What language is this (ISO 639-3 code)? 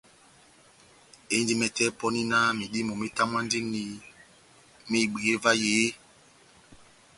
bnm